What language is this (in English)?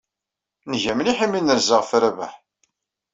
Kabyle